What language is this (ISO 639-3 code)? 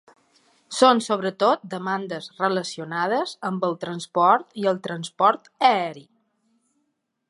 cat